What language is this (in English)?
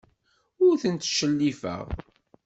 Kabyle